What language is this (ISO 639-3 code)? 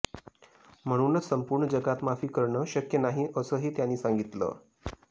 mar